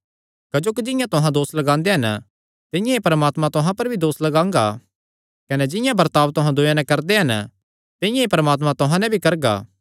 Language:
Kangri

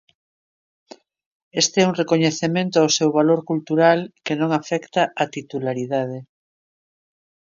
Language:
Galician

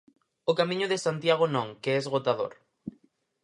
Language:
Galician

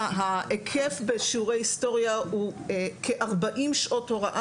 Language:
Hebrew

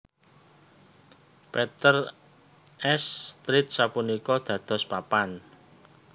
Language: Javanese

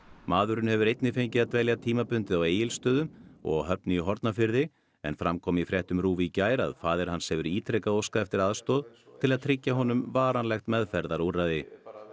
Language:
Icelandic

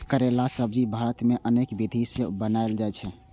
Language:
Maithili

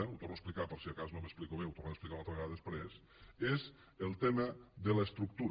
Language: Catalan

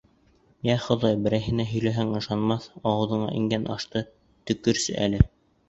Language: Bashkir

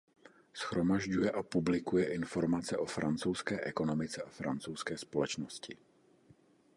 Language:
Czech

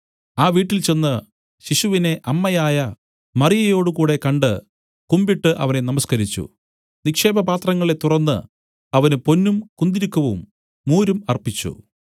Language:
Malayalam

